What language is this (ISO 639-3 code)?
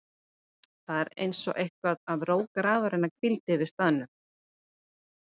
isl